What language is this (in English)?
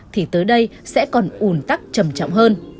Vietnamese